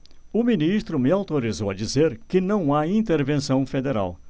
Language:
Portuguese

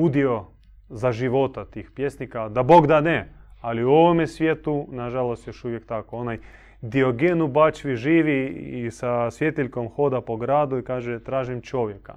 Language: Croatian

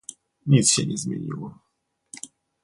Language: Polish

